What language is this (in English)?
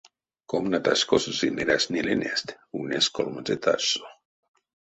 Erzya